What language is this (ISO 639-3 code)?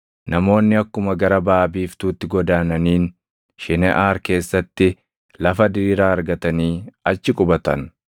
orm